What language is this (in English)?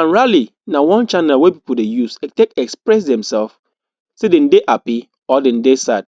Nigerian Pidgin